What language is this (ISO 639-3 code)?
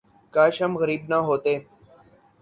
urd